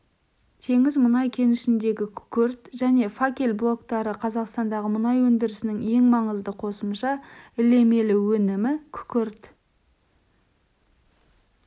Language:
Kazakh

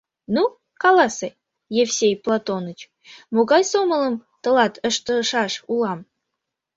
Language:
Mari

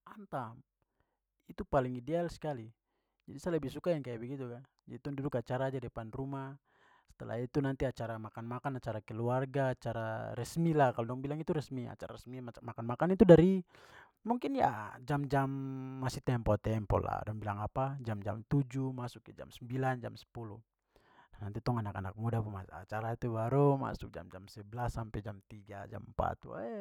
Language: Papuan Malay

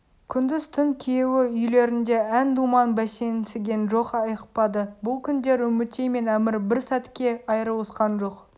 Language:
Kazakh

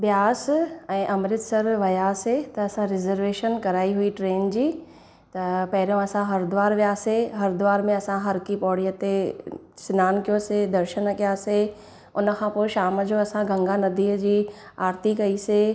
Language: Sindhi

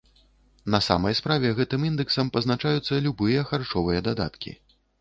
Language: Belarusian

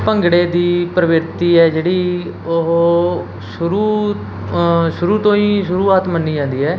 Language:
Punjabi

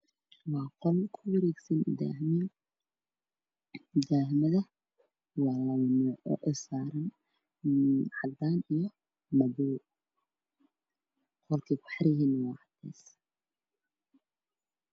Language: Somali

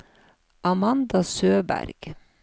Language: Norwegian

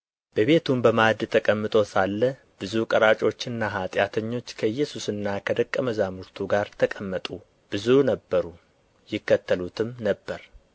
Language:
Amharic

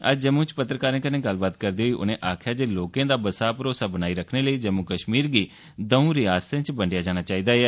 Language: Dogri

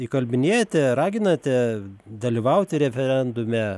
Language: Lithuanian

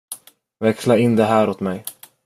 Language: Swedish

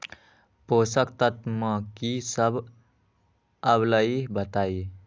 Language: Magahi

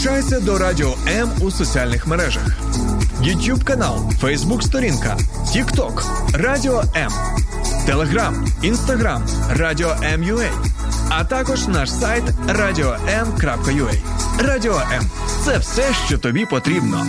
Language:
Ukrainian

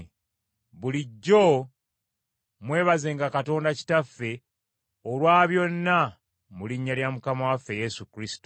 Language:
Ganda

